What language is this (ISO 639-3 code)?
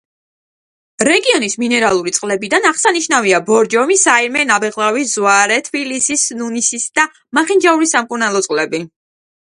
kat